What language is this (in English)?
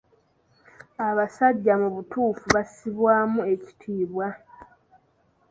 Ganda